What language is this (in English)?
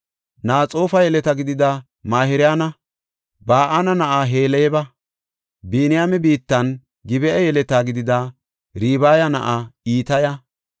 Gofa